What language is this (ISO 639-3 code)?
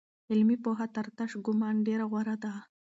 pus